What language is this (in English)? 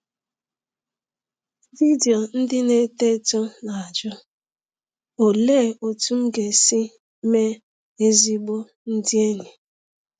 Igbo